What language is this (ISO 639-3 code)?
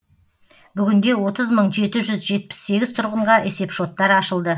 kaz